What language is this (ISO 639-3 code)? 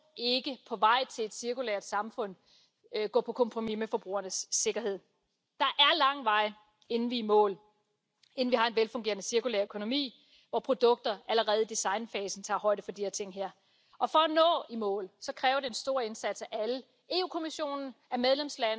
fin